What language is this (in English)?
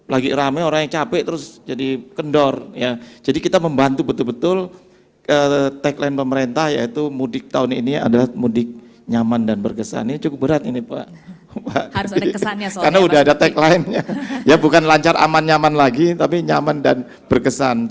Indonesian